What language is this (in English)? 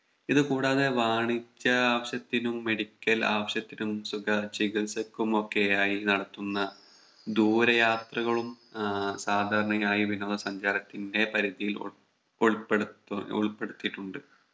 Malayalam